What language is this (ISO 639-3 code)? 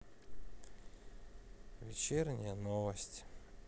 rus